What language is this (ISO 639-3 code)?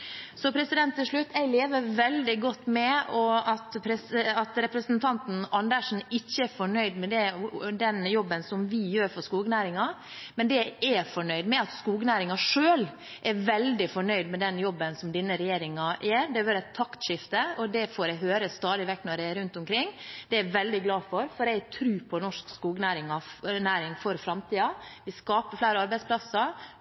nob